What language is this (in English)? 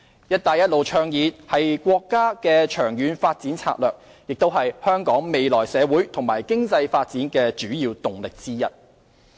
Cantonese